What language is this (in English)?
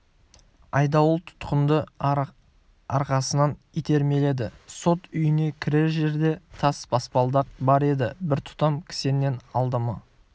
Kazakh